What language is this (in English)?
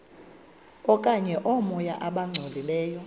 Xhosa